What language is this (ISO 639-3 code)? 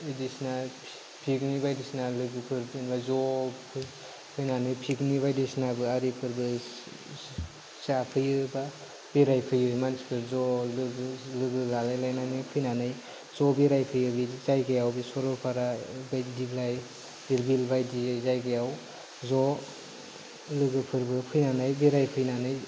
brx